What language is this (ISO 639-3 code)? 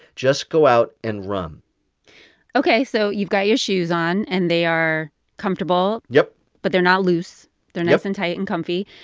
eng